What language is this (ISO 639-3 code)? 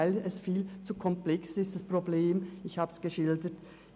gsw